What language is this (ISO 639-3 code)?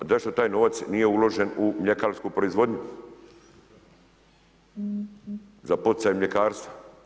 hrv